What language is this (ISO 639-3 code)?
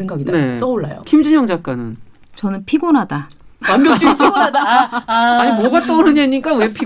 kor